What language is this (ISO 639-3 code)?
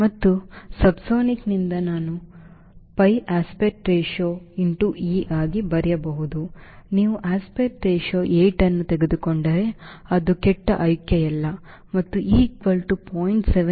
kan